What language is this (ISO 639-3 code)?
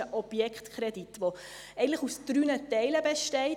gsw